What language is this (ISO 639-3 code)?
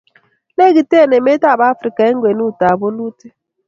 kln